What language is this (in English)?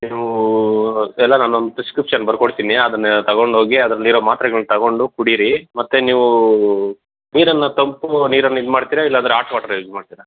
Kannada